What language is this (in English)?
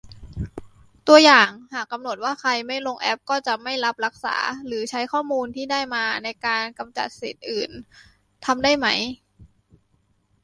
Thai